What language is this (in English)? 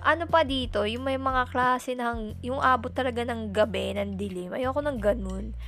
Filipino